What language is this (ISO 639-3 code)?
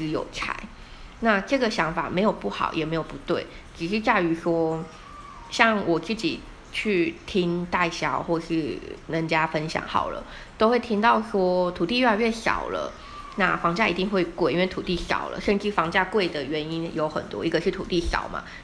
zho